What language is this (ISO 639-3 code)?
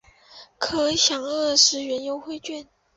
zho